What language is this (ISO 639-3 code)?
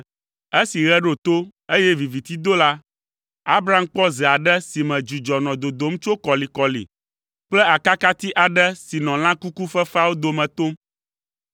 ewe